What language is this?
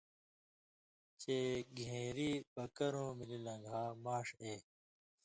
Indus Kohistani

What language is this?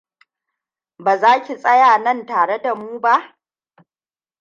Hausa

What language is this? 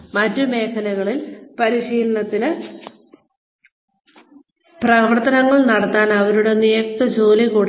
Malayalam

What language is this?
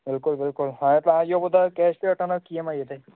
Sindhi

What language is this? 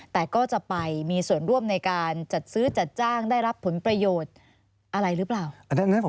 Thai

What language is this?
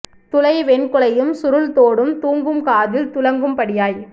Tamil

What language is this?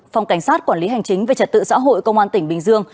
Vietnamese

